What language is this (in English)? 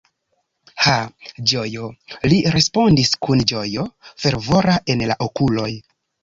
Esperanto